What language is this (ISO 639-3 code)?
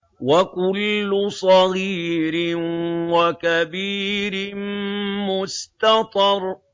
ara